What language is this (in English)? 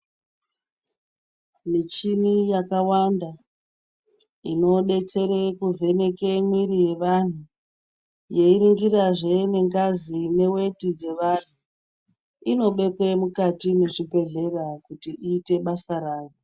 Ndau